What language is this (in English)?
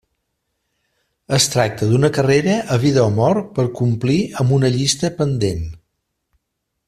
Catalan